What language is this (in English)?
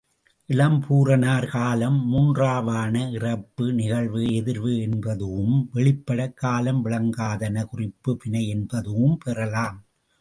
Tamil